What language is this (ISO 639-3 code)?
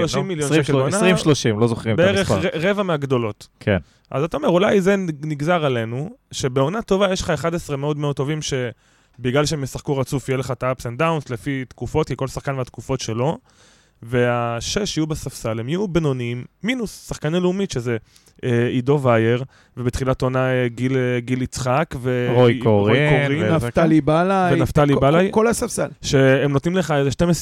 heb